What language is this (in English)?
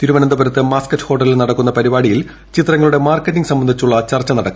Malayalam